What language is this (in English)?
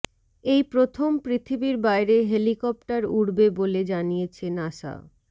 Bangla